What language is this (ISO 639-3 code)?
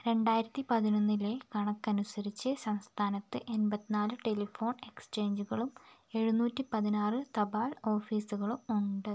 mal